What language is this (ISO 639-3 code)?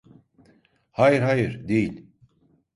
tur